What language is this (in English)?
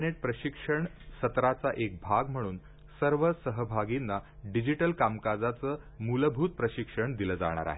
Marathi